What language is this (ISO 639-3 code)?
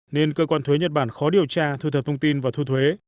vie